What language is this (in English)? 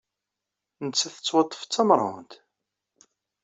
Kabyle